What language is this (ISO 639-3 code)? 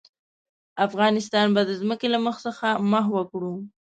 pus